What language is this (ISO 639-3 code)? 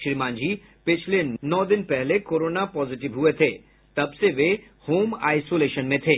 hin